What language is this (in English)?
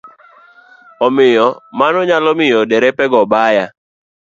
Luo (Kenya and Tanzania)